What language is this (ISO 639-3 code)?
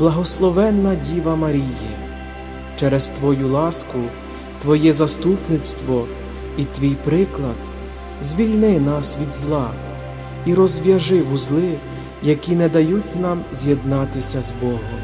ukr